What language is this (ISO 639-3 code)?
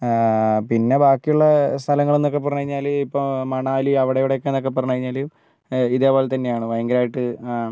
mal